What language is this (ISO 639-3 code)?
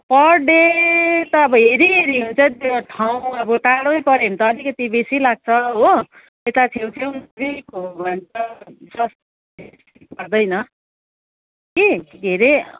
nep